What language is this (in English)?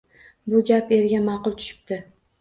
Uzbek